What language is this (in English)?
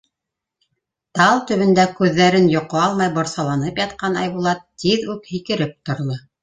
Bashkir